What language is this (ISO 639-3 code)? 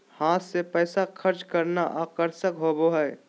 mag